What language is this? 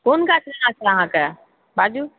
Maithili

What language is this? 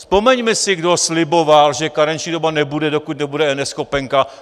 Czech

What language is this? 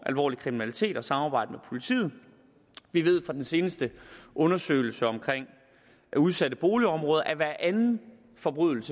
Danish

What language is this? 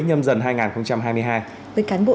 Vietnamese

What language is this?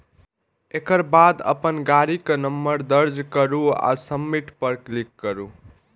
Maithili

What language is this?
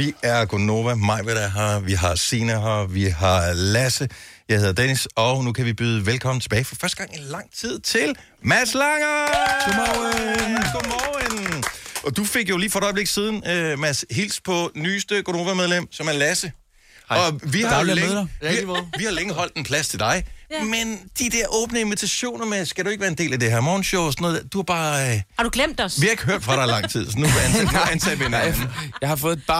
Danish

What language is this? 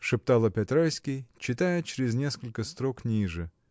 Russian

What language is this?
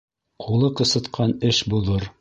Bashkir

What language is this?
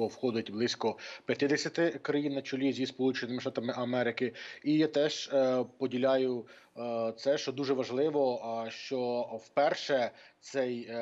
Ukrainian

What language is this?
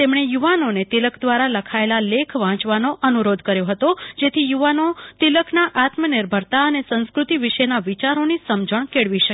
Gujarati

